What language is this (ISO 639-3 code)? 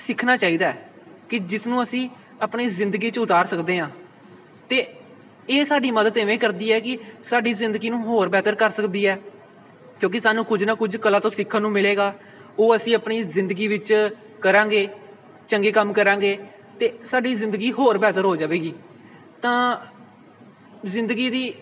pan